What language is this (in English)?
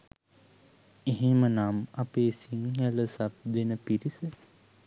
Sinhala